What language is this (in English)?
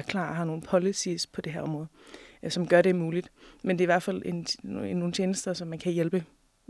Danish